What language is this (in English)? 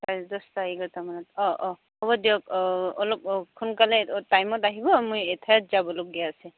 Assamese